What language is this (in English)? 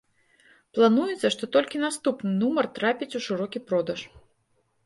Belarusian